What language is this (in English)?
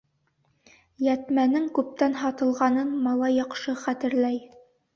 Bashkir